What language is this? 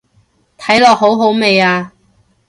Cantonese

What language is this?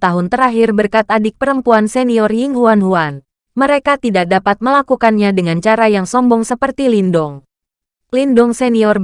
Indonesian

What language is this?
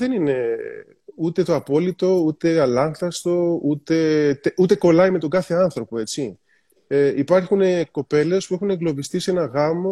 Greek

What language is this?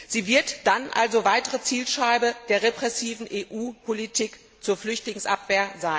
German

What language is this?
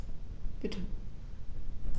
German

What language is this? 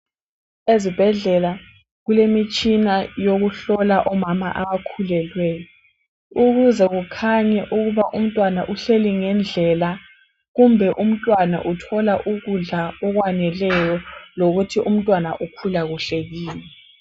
North Ndebele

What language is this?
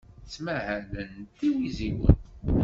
Kabyle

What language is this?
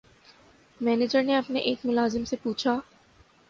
Urdu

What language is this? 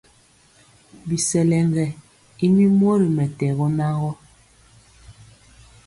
Mpiemo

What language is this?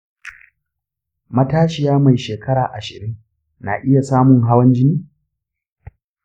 Hausa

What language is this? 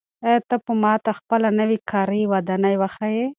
Pashto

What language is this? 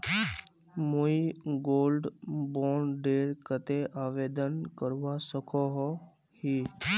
Magahi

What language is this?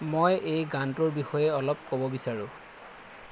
Assamese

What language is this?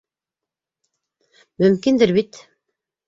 Bashkir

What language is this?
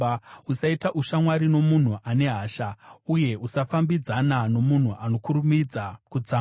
Shona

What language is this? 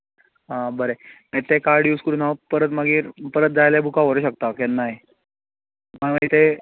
Konkani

